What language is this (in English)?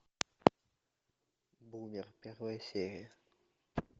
Russian